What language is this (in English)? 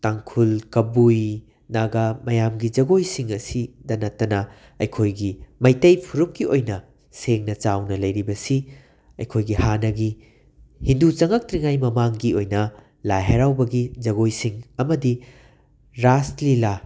Manipuri